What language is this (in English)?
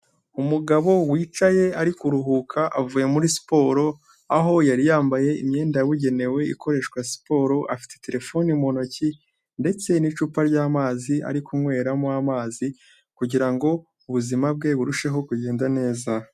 Kinyarwanda